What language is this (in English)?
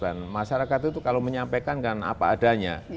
Indonesian